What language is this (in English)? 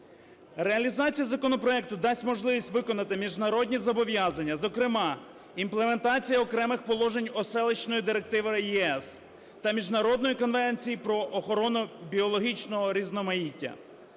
Ukrainian